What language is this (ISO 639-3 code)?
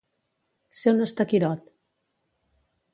cat